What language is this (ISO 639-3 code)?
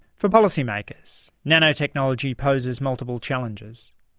eng